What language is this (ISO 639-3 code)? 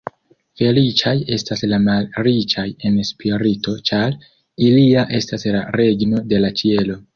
epo